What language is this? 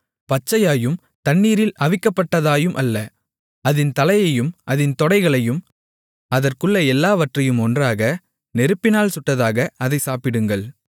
Tamil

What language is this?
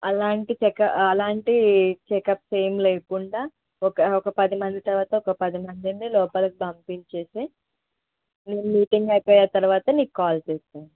Telugu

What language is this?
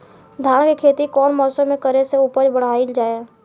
Bhojpuri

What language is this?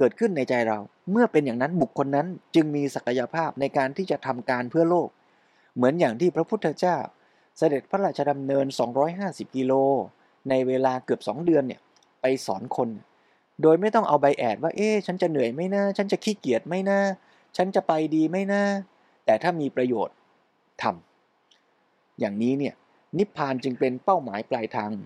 Thai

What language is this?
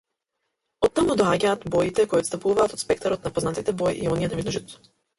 Macedonian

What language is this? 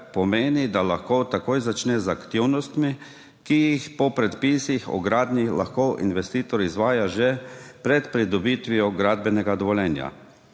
Slovenian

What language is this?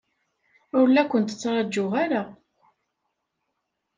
Kabyle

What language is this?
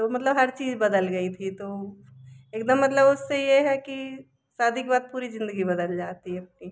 Hindi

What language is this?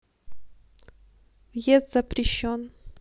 Russian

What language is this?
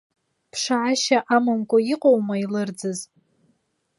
Abkhazian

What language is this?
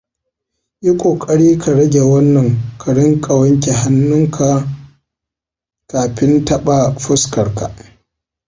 Hausa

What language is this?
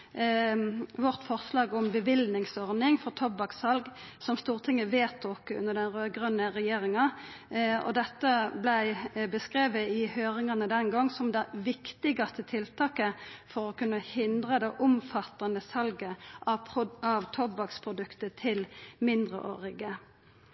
Norwegian Nynorsk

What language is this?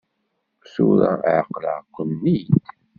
Kabyle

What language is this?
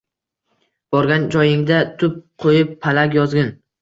Uzbek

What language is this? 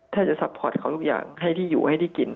Thai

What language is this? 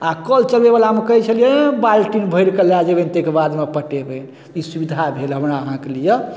Maithili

